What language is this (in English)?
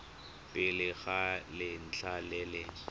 Tswana